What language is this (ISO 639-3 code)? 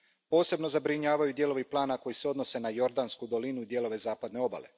hrv